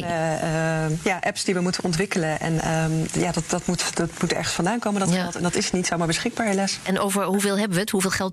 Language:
Dutch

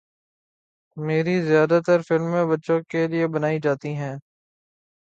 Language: Urdu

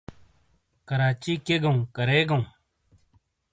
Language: Shina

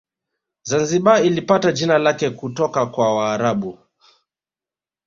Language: Swahili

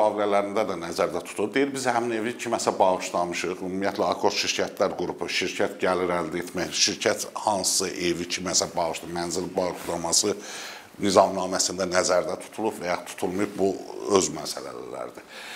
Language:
Turkish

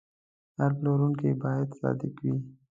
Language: Pashto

